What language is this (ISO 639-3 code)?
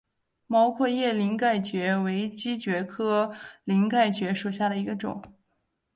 zho